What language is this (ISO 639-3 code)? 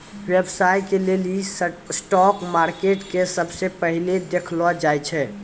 mai